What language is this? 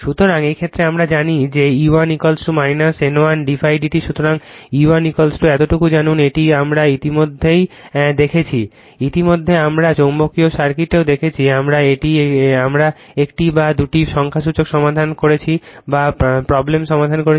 Bangla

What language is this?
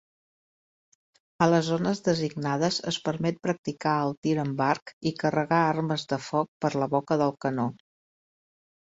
Catalan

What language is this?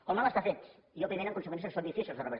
Catalan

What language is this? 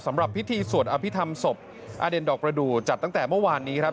Thai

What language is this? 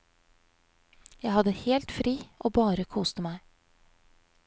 Norwegian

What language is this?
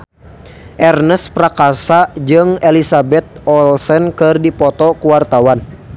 Sundanese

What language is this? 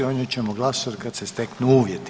Croatian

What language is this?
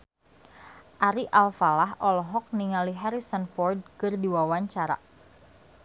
Sundanese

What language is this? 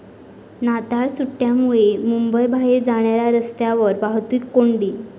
Marathi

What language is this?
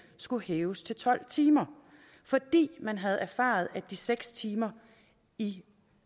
Danish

